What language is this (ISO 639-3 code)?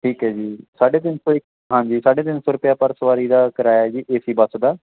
pan